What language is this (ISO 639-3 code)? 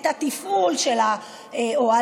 heb